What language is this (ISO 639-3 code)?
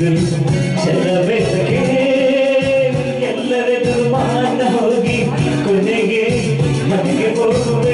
ara